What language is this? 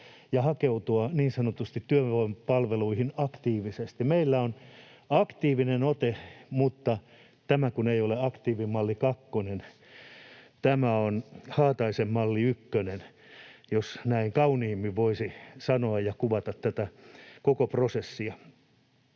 Finnish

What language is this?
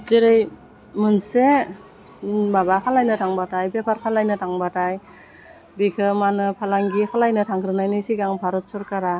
Bodo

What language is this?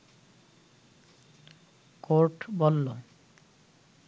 Bangla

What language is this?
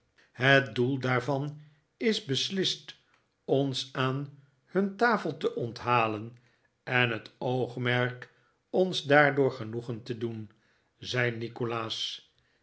Dutch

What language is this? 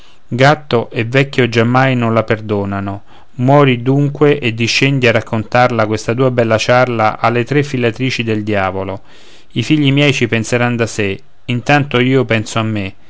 Italian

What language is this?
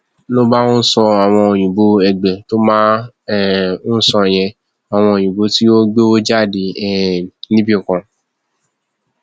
Yoruba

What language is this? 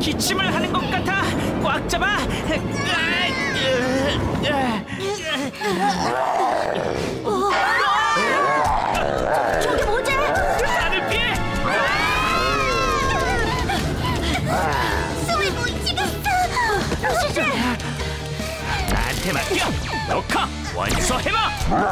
Korean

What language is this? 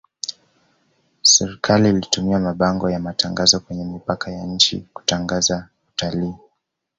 Swahili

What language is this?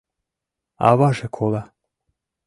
Mari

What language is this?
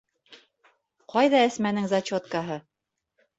Bashkir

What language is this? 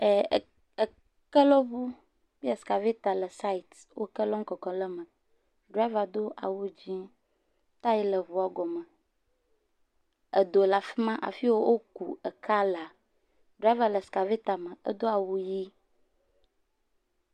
Ewe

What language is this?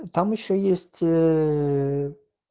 Russian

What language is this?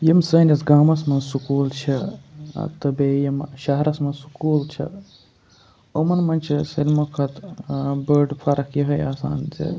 Kashmiri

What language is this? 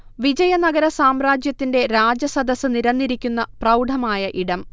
Malayalam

